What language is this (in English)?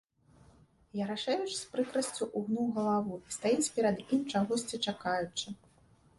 Belarusian